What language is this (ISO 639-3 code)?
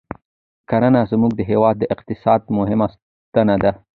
pus